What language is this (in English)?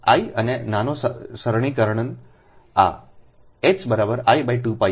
Gujarati